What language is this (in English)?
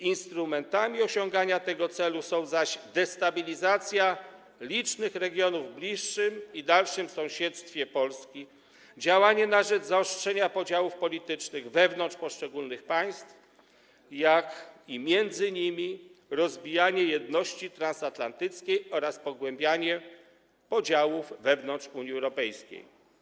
Polish